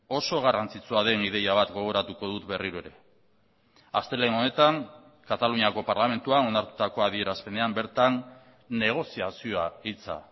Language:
Basque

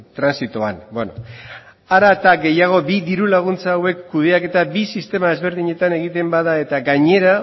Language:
Basque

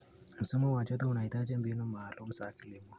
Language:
Kalenjin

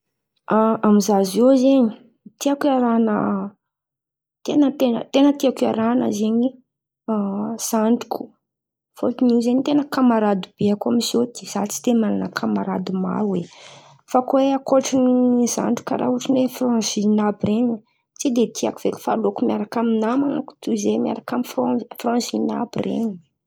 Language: Antankarana Malagasy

